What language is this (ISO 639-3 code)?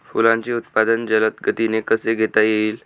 mar